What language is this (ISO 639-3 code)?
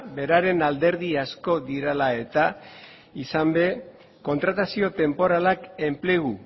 eus